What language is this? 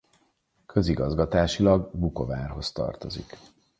Hungarian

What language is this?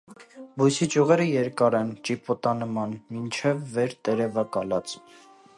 Armenian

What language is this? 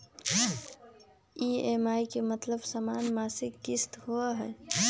Magahi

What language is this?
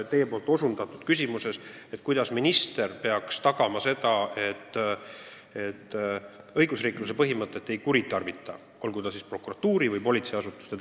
Estonian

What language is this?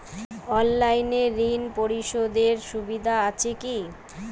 Bangla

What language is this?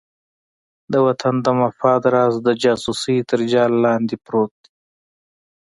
Pashto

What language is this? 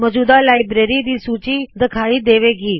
Punjabi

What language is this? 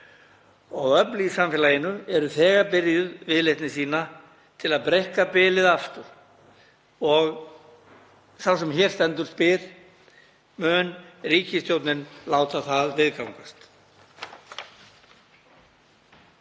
Icelandic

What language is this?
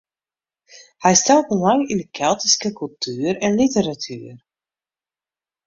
Western Frisian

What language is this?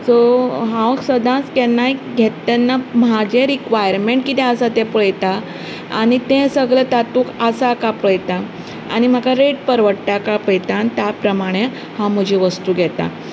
Konkani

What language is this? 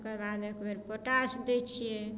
Maithili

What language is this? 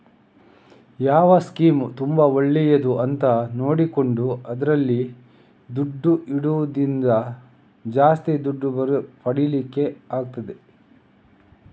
Kannada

